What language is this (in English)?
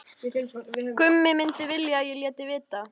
Icelandic